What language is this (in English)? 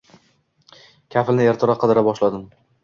Uzbek